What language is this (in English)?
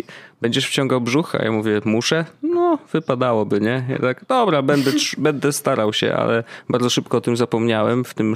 Polish